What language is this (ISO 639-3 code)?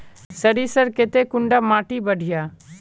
mag